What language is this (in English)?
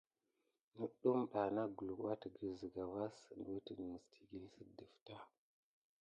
Gidar